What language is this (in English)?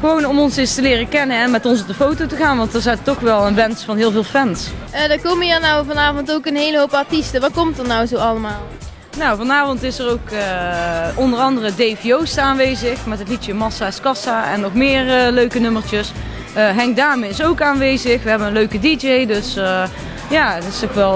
Dutch